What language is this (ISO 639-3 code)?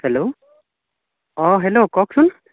asm